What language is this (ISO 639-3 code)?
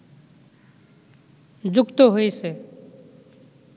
ben